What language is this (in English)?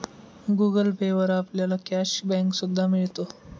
Marathi